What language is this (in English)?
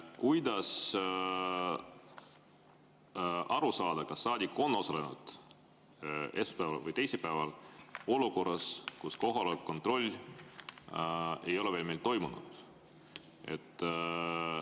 Estonian